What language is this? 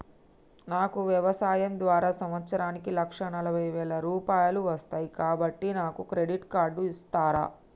Telugu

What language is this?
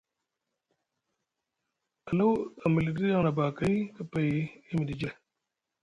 Musgu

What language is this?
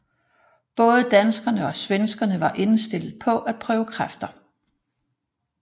Danish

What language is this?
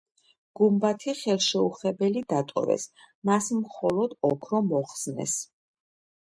Georgian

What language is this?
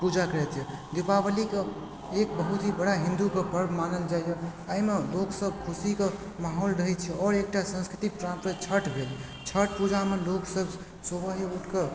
Maithili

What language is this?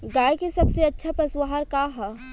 Bhojpuri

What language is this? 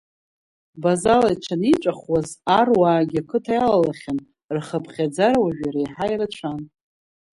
Abkhazian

